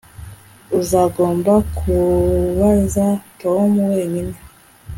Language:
Kinyarwanda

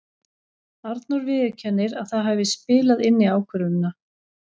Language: Icelandic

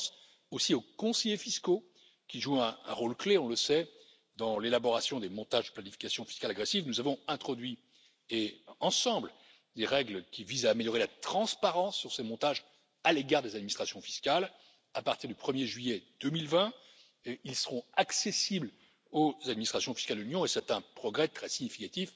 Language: French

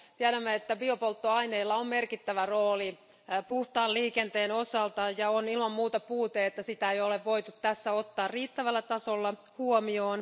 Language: Finnish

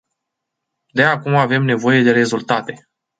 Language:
Romanian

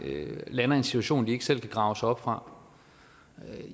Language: Danish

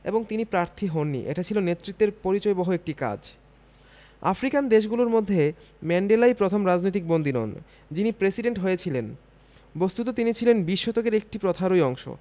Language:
Bangla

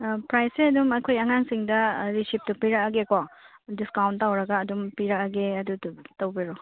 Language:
Manipuri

